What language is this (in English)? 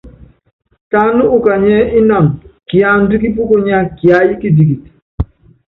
Yangben